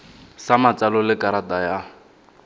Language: Tswana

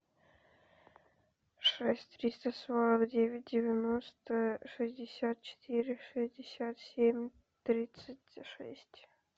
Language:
Russian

